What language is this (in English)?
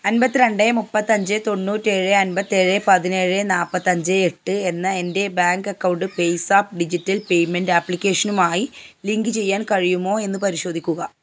Malayalam